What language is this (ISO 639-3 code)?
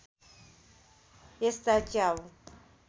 nep